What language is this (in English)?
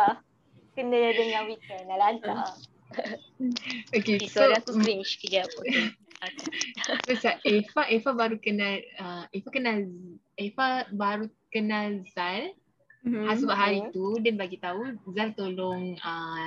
Malay